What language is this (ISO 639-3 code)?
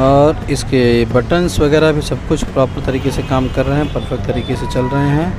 hin